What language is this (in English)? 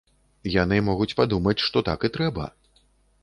Belarusian